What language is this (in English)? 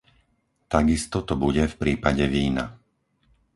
Slovak